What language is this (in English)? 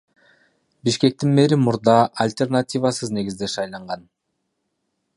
Kyrgyz